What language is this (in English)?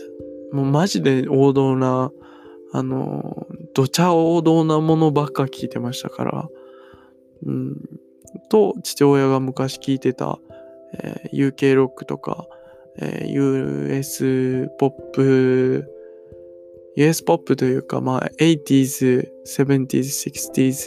Japanese